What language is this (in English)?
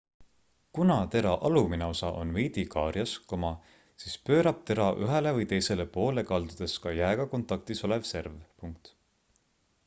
Estonian